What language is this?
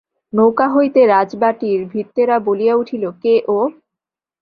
Bangla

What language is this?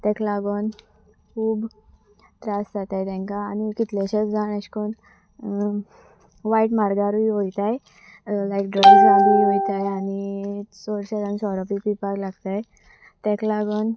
Konkani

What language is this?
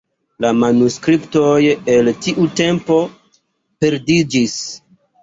Esperanto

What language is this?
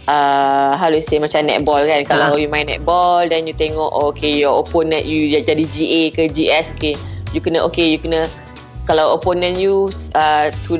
Malay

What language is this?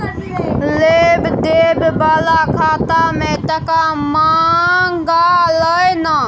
Maithili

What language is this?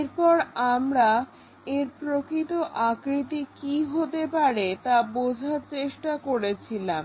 Bangla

